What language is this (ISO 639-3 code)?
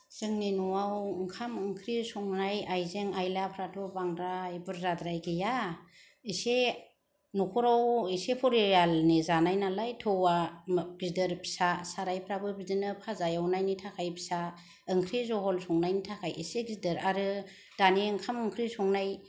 brx